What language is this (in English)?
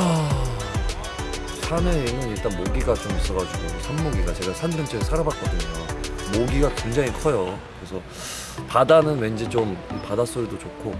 Korean